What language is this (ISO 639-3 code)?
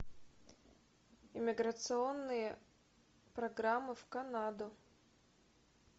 rus